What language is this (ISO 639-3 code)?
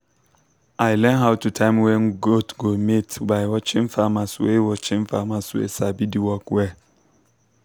pcm